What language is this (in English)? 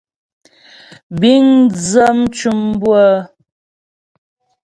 Ghomala